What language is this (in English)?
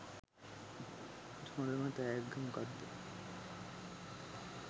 Sinhala